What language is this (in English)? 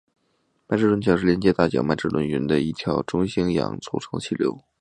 Chinese